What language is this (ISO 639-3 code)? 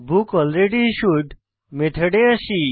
ben